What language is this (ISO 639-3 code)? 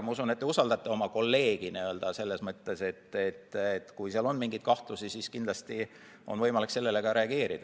est